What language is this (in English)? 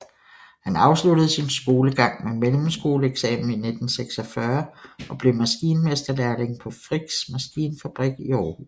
Danish